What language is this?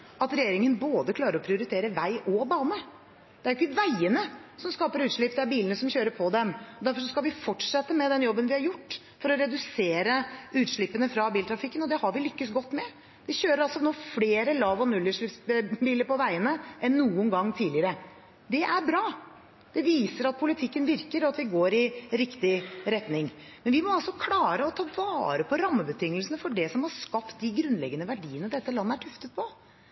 Norwegian Bokmål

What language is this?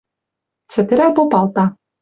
Western Mari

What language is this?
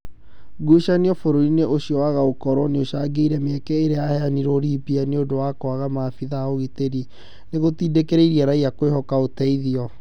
Kikuyu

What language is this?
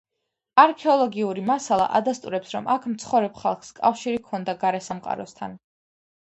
Georgian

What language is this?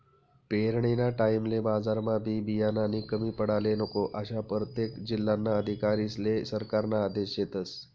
Marathi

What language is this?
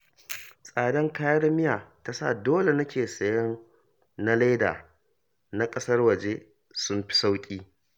Hausa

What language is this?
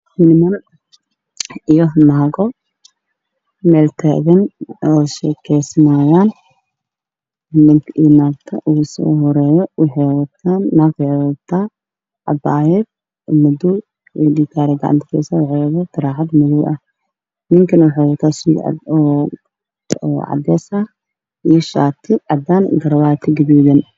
Somali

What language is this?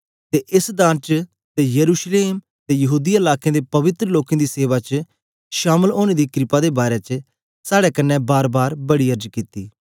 Dogri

